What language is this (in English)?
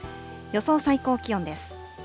Japanese